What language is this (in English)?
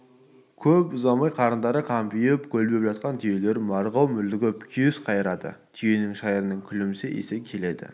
Kazakh